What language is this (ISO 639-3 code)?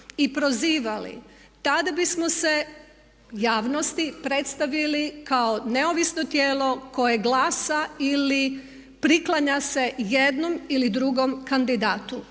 hrv